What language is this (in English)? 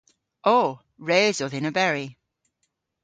Cornish